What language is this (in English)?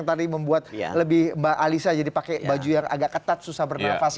Indonesian